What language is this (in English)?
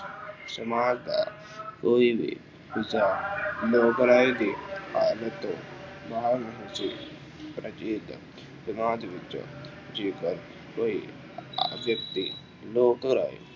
Punjabi